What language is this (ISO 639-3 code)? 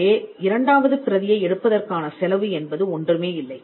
tam